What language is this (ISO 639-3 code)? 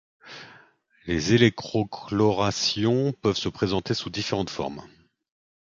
fra